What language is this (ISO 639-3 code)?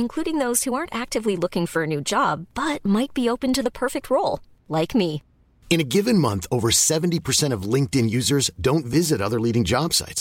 ind